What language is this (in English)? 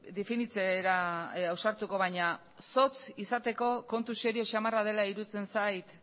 Basque